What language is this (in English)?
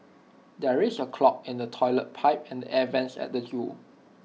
English